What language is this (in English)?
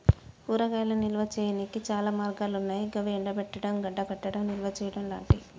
Telugu